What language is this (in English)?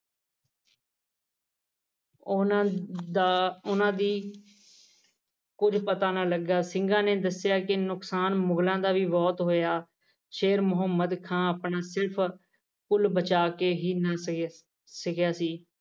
Punjabi